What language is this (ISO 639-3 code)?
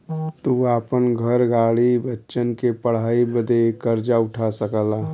bho